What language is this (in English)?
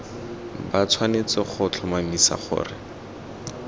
Tswana